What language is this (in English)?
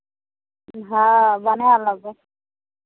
Maithili